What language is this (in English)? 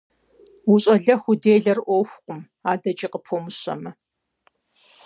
Kabardian